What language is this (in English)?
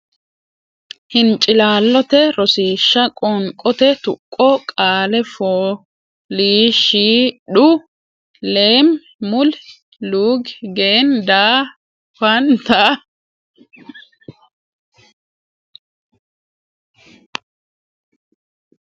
Sidamo